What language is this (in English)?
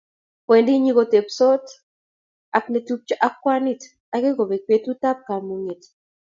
Kalenjin